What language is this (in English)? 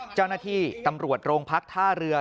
Thai